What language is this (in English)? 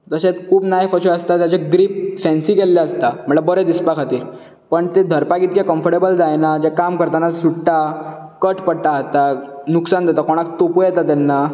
Konkani